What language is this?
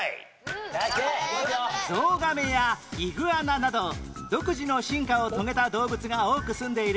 Japanese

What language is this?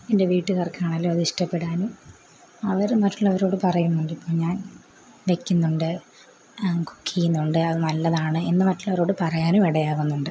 Malayalam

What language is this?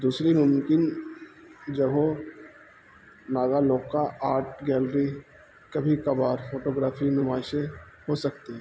Urdu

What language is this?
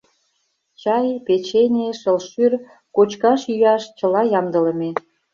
Mari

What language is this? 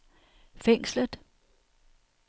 Danish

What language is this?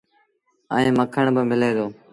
Sindhi Bhil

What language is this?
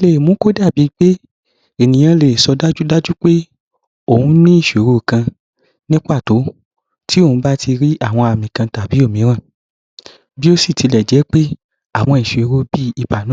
Yoruba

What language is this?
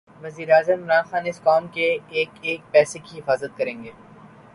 Urdu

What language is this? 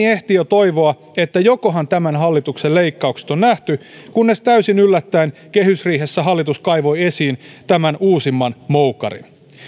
Finnish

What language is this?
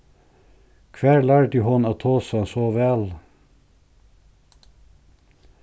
Faroese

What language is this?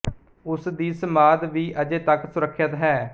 Punjabi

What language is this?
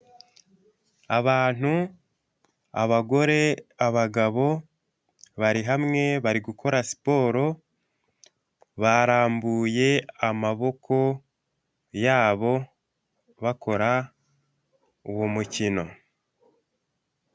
Kinyarwanda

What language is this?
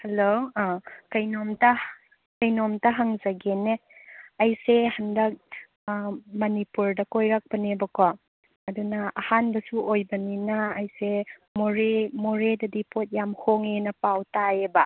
Manipuri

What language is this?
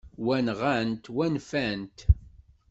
Kabyle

